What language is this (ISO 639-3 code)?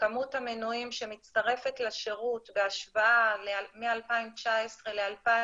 heb